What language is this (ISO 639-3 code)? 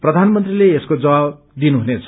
nep